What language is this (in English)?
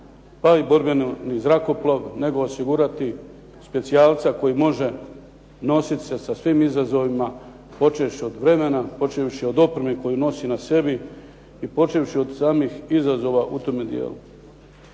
Croatian